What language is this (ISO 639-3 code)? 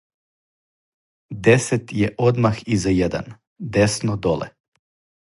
srp